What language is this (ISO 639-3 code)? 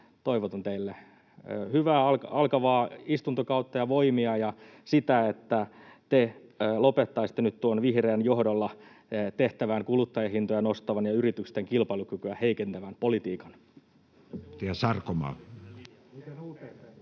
fin